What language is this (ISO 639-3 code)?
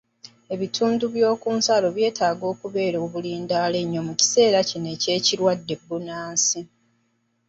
lug